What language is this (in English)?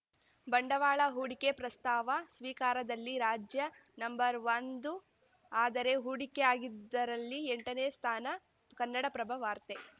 Kannada